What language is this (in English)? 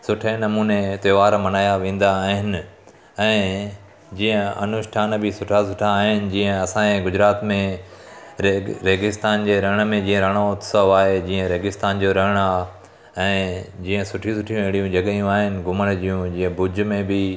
Sindhi